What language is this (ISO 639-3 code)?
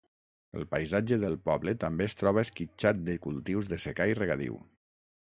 cat